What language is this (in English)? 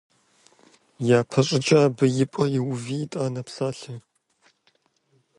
Kabardian